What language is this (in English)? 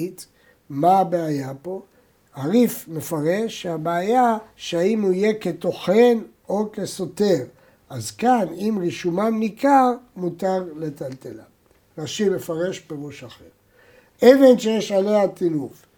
Hebrew